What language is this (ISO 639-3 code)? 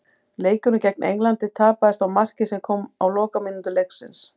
isl